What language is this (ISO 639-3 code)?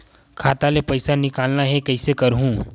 hne